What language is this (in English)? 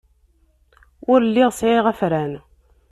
Kabyle